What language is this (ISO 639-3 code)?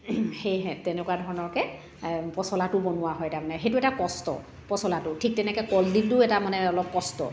asm